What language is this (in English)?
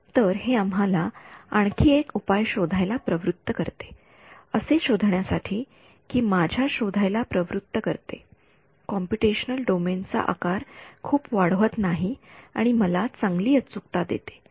Marathi